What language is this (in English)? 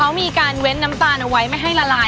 Thai